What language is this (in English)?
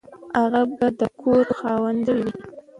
Pashto